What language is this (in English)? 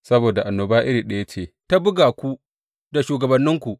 Hausa